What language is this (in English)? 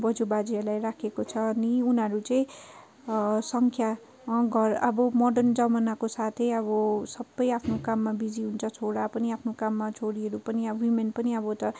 Nepali